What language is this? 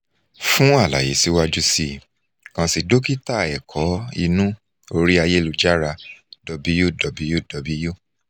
Yoruba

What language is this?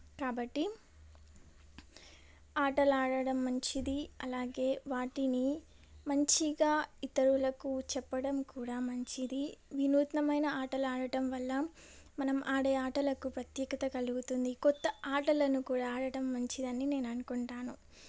Telugu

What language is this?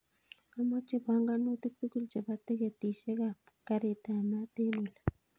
Kalenjin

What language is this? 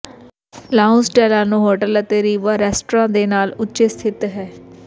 Punjabi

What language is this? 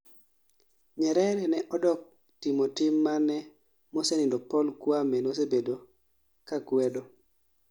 Luo (Kenya and Tanzania)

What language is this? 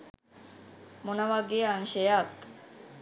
Sinhala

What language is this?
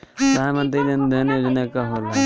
Bhojpuri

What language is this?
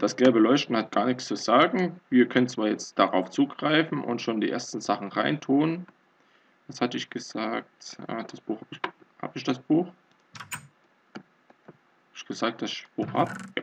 German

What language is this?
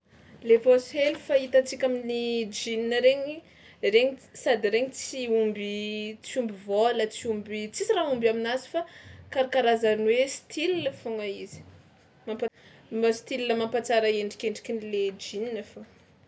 Tsimihety Malagasy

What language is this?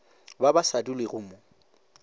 Northern Sotho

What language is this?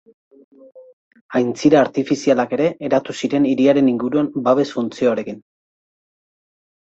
Basque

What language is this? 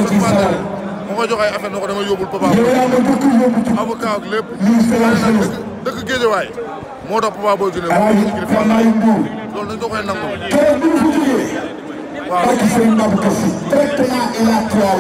Arabic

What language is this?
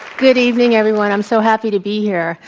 English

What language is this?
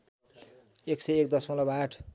Nepali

